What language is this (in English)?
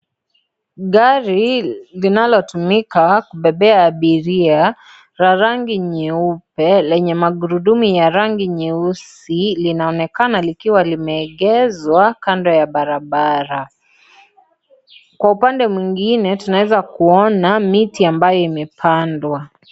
Swahili